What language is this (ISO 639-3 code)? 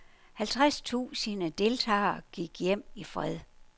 dan